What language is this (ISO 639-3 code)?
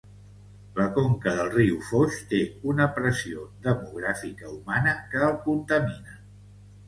cat